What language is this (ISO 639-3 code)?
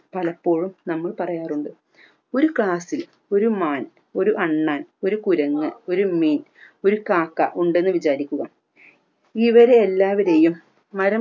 mal